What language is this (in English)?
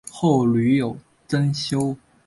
Chinese